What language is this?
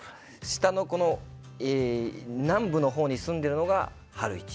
Japanese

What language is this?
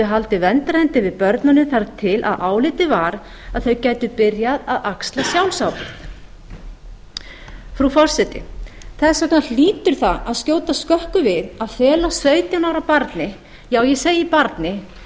Icelandic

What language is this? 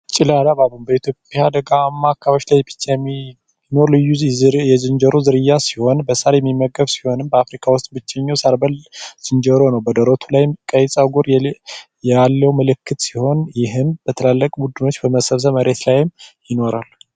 Amharic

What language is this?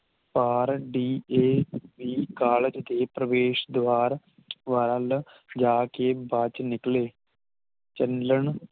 Punjabi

